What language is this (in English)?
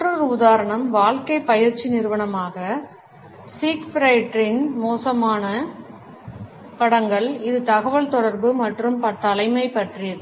Tamil